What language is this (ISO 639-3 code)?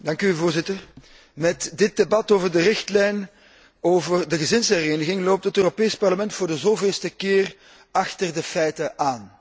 nld